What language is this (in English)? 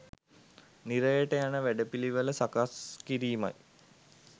Sinhala